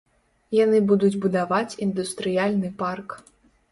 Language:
Belarusian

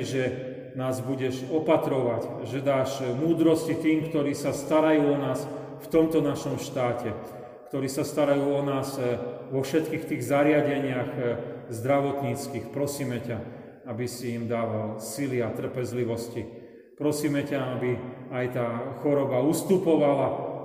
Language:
Slovak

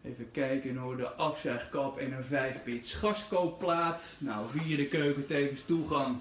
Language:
Dutch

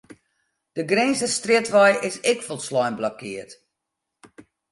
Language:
Western Frisian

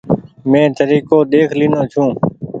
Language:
Goaria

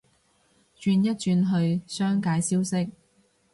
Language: Cantonese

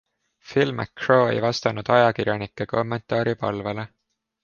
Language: Estonian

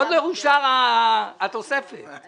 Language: Hebrew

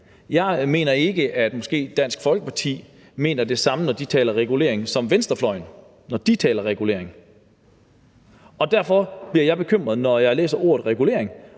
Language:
Danish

